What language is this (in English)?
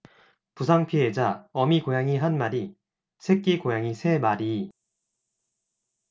Korean